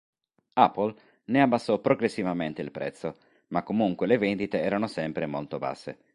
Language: Italian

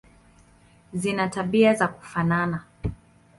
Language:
Swahili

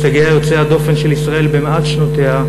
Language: Hebrew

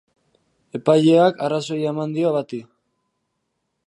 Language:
Basque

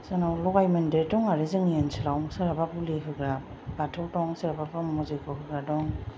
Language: Bodo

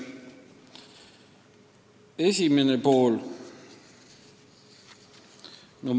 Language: Estonian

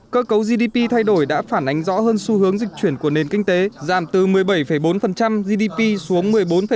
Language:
Vietnamese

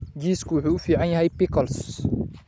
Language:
Somali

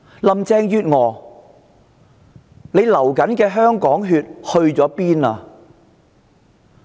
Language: Cantonese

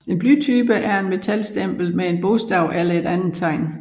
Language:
Danish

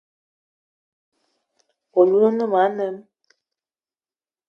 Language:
Eton (Cameroon)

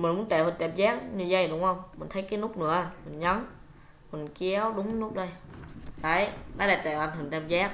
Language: Vietnamese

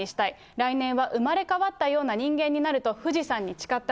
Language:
Japanese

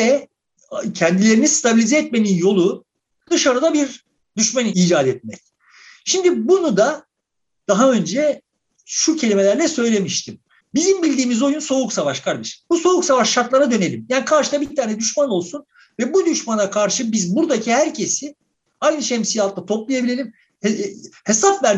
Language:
Turkish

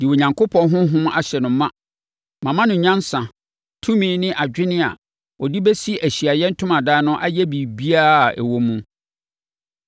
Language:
Akan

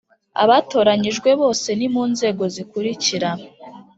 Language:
Kinyarwanda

